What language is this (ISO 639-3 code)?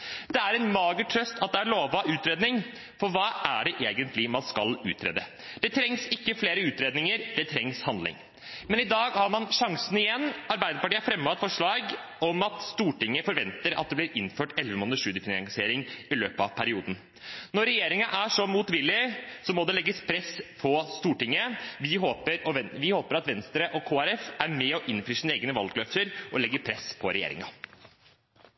nob